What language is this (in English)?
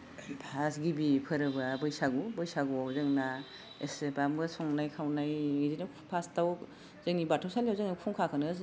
Bodo